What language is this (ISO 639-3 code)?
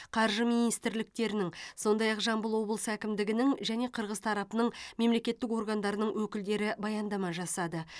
kaz